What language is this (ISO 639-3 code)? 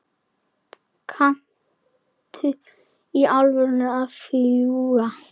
isl